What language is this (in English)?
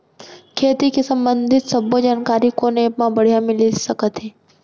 Chhattisgarhi